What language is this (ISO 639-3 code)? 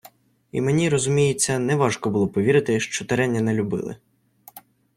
ukr